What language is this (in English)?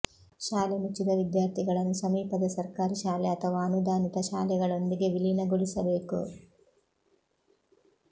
Kannada